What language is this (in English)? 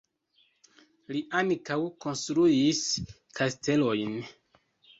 Esperanto